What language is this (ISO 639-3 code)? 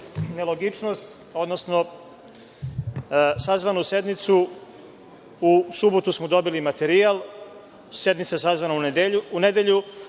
srp